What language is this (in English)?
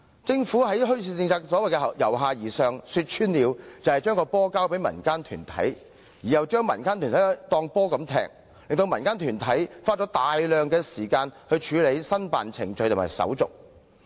Cantonese